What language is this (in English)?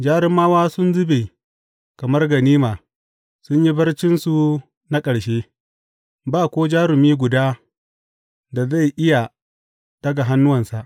Hausa